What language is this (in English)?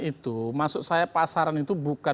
Indonesian